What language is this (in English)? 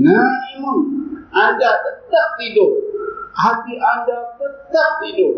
Malay